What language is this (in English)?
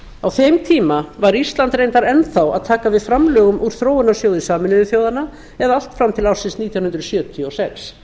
Icelandic